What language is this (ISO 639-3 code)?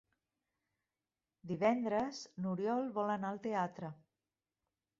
cat